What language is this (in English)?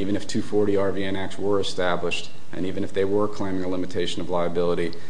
English